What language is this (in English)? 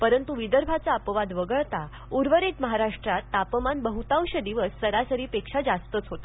Marathi